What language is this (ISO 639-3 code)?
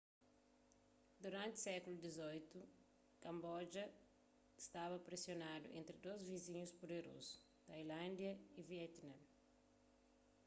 kea